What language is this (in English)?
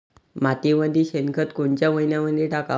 Marathi